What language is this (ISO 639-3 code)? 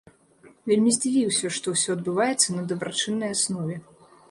bel